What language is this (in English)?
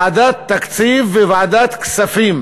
Hebrew